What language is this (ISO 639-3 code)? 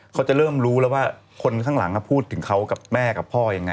tha